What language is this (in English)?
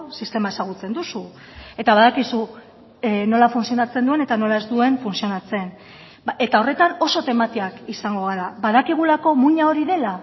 Basque